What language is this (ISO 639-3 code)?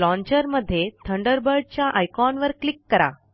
mar